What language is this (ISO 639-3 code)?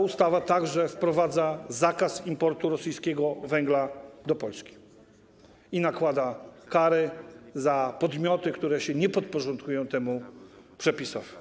pol